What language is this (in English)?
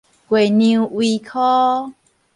Min Nan Chinese